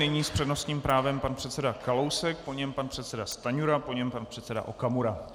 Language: Czech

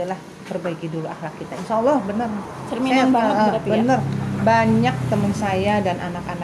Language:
Indonesian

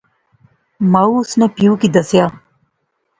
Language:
Pahari-Potwari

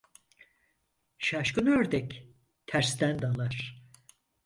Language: Turkish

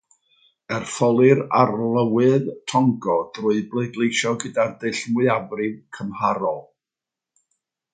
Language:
Welsh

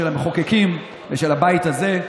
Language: Hebrew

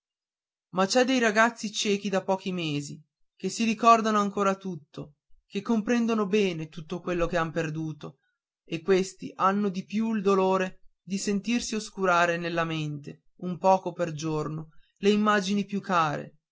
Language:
Italian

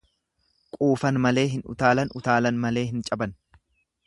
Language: Oromo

